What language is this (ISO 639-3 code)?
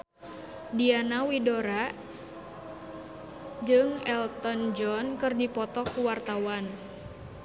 sun